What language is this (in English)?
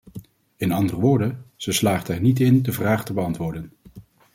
Dutch